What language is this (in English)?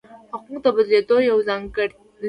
Pashto